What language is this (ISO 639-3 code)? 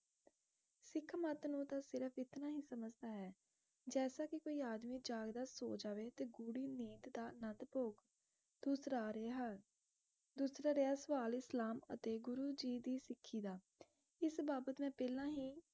pan